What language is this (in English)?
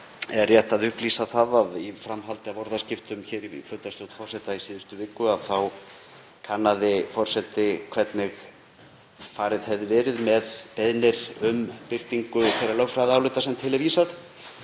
Icelandic